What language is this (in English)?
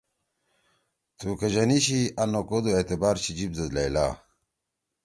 Torwali